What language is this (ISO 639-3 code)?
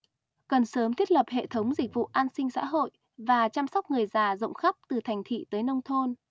vie